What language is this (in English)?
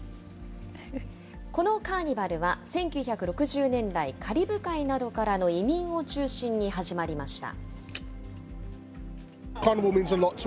Japanese